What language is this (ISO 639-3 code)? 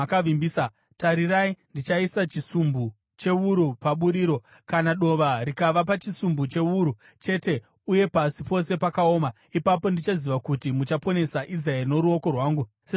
sna